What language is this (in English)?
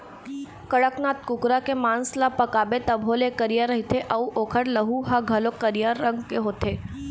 Chhattisgarhi